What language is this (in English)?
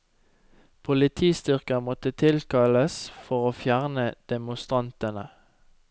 Norwegian